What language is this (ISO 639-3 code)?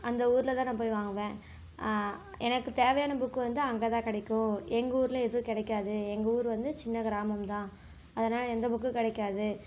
tam